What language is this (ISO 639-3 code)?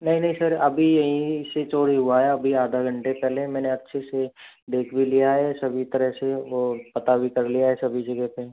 hin